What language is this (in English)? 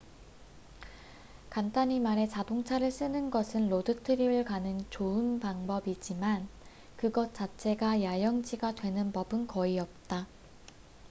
Korean